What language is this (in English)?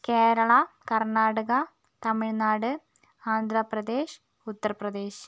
Malayalam